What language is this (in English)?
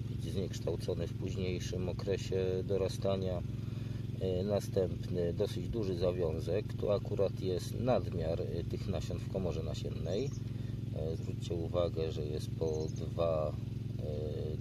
Polish